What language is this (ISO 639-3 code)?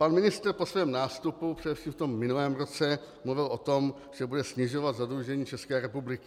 ces